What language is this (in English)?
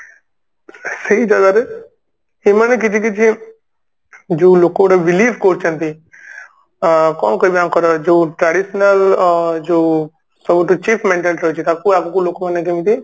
Odia